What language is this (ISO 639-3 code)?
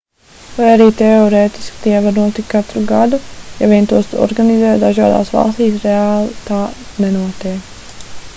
lav